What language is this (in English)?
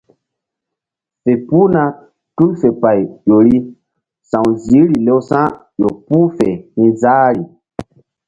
Mbum